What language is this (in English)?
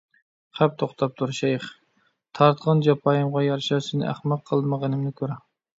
Uyghur